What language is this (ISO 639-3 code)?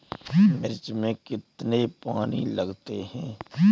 hin